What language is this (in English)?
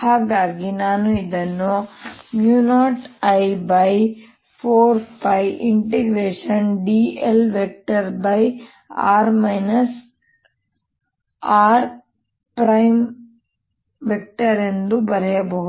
Kannada